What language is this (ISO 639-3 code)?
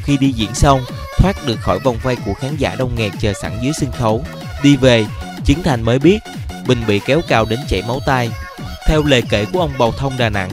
vie